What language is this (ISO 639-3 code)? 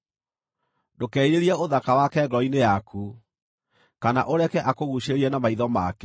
kik